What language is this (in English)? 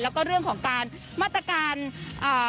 Thai